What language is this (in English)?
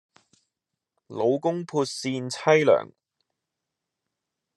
Cantonese